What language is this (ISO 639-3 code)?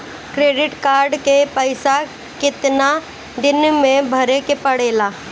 bho